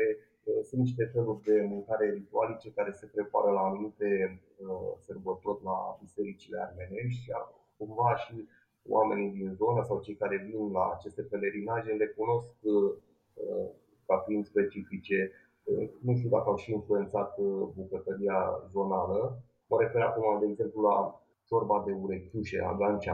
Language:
Romanian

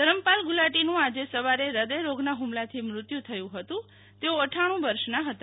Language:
Gujarati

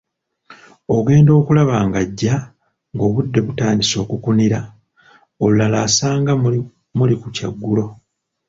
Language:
Ganda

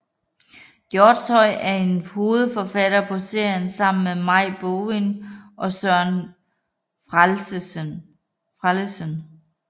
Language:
Danish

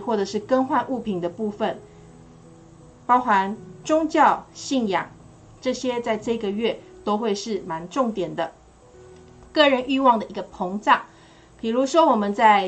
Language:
Chinese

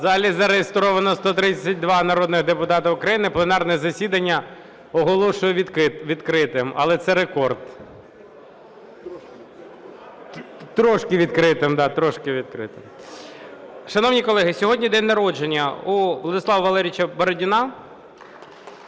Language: Ukrainian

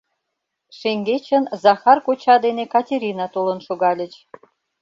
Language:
Mari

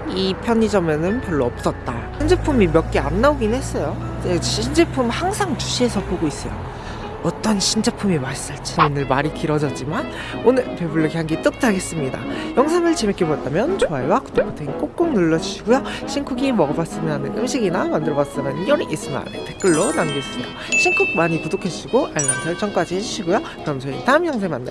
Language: Korean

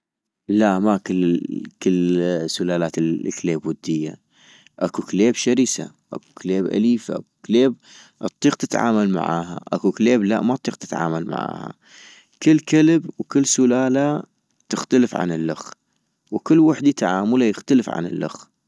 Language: North Mesopotamian Arabic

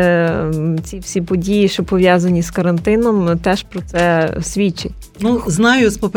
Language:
Ukrainian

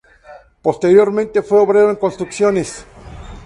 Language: Spanish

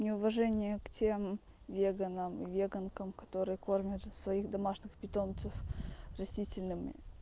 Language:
Russian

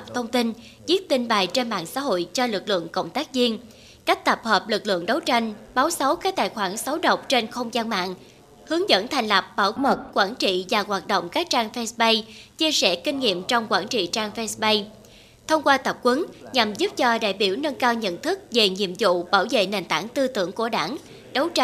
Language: Vietnamese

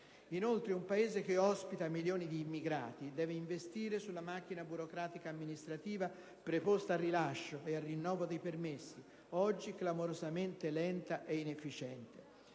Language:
Italian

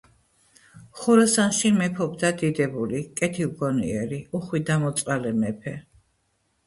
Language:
Georgian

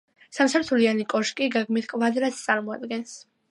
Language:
Georgian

